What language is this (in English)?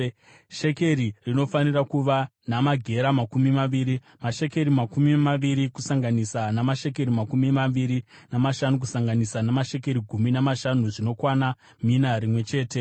Shona